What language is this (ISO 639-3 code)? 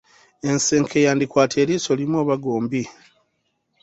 lug